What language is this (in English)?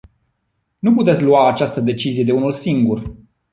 Romanian